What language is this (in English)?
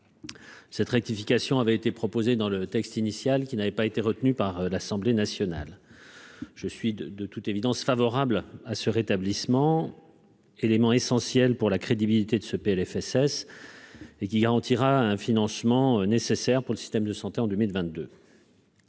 French